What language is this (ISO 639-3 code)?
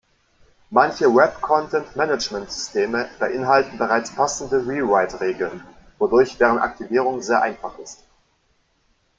deu